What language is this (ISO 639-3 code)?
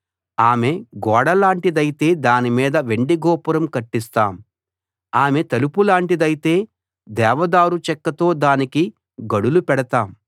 tel